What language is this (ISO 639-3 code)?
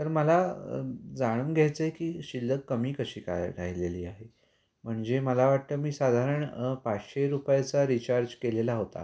mar